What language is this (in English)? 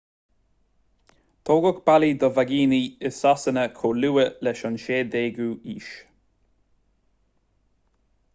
Irish